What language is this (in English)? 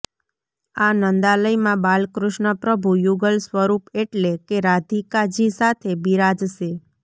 Gujarati